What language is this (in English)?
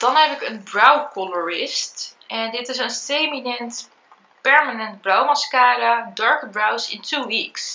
Dutch